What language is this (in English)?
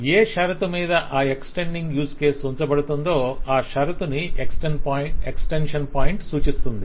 Telugu